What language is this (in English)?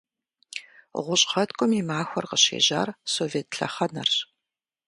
Kabardian